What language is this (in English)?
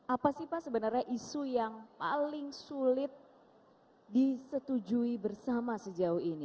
Indonesian